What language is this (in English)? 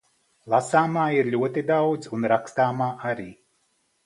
Latvian